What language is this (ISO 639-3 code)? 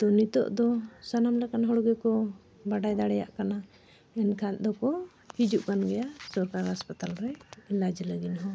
sat